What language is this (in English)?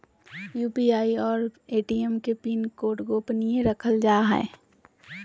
Magahi